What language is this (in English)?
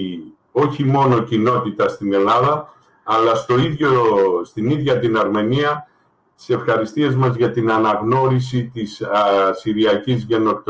Greek